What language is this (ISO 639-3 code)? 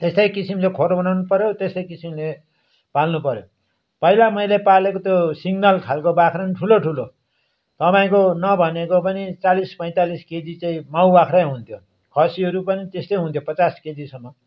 nep